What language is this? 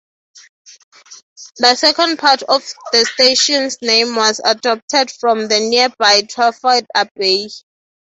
English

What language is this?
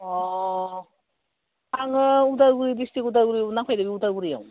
Bodo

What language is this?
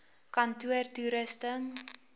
Afrikaans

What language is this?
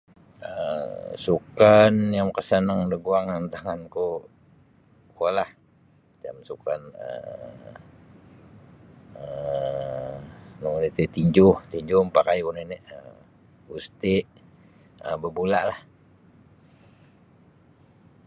Sabah Bisaya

